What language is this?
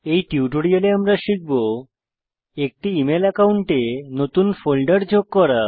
Bangla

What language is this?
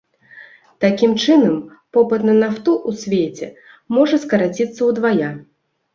Belarusian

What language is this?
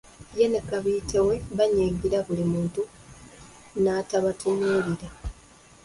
Ganda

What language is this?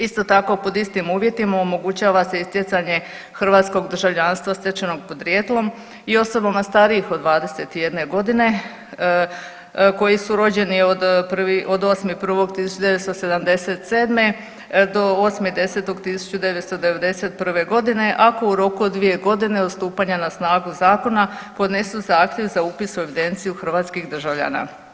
Croatian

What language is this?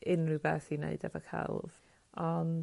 Welsh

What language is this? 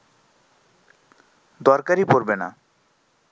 Bangla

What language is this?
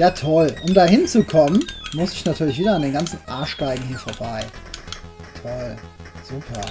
German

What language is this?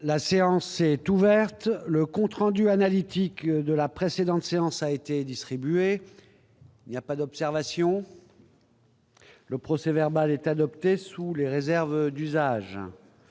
French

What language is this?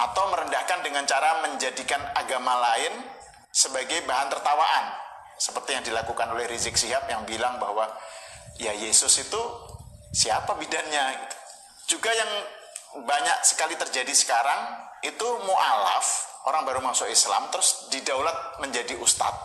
Indonesian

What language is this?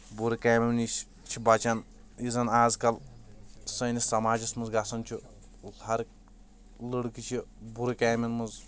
Kashmiri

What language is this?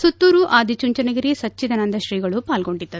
Kannada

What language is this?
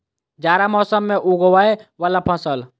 Maithili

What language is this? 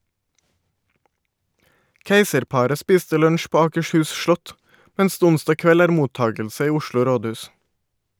Norwegian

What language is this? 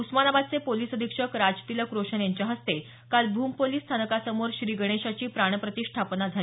Marathi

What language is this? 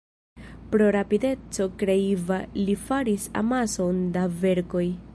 Esperanto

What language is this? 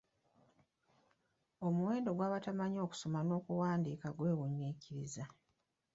Ganda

